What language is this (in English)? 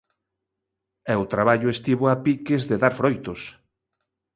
Galician